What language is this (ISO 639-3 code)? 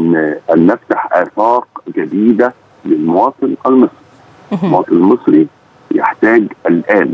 ara